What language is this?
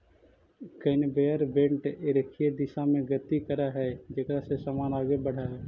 Magahi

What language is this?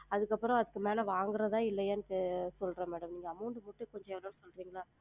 Tamil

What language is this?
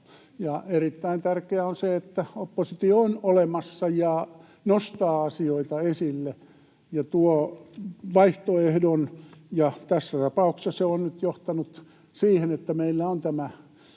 Finnish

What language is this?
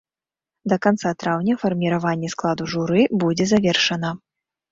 Belarusian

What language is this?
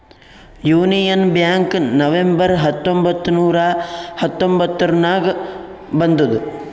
Kannada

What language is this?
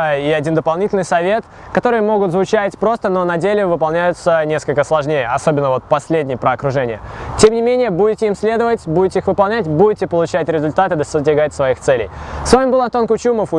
Russian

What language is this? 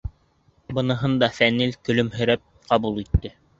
Bashkir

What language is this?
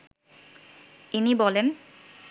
Bangla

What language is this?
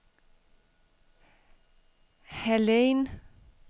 Danish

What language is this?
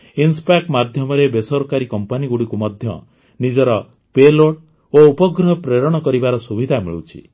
Odia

